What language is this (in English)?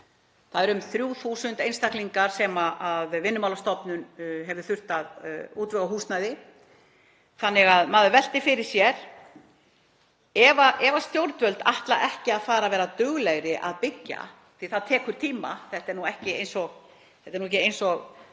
Icelandic